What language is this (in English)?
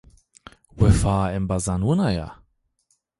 Zaza